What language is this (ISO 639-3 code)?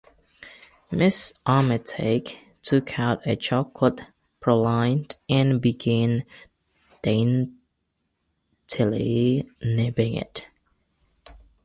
eng